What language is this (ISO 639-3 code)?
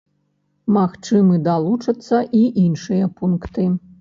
bel